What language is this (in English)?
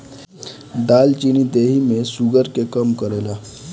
Bhojpuri